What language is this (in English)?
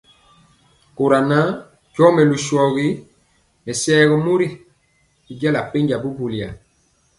Mpiemo